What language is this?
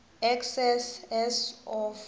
South Ndebele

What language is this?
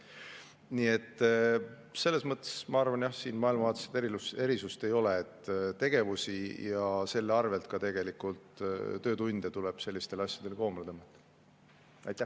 Estonian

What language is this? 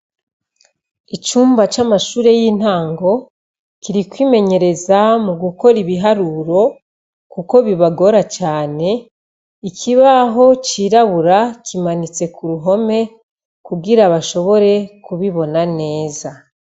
Rundi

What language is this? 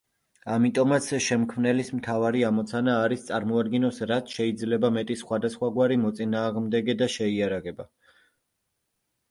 Georgian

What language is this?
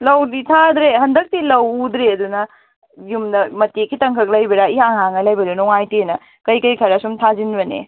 Manipuri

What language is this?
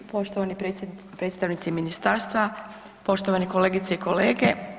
Croatian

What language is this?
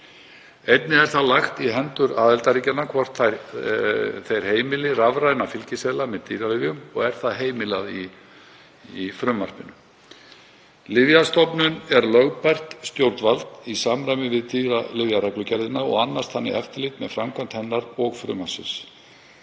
Icelandic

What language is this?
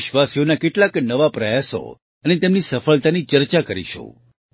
Gujarati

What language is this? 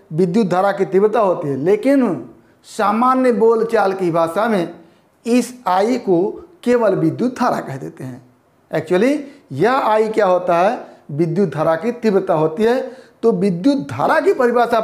Hindi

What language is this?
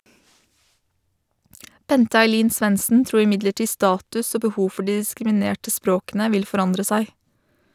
Norwegian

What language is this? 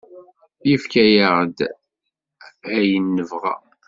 Kabyle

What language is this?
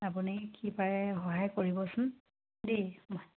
Assamese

